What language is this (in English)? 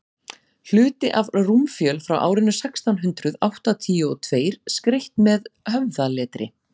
Icelandic